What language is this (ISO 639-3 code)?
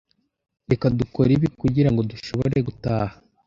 kin